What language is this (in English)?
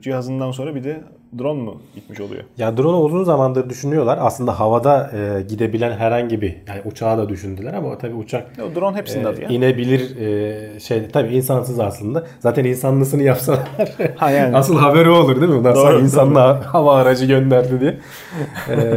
Turkish